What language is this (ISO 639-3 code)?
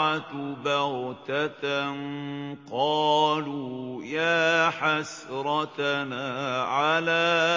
ara